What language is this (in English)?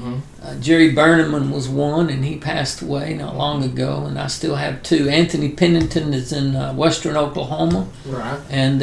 English